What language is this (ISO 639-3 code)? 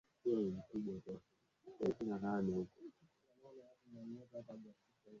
swa